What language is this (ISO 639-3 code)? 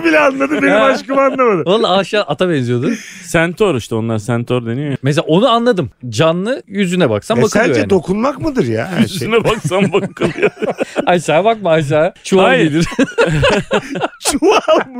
tur